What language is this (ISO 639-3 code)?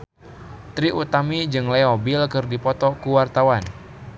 sun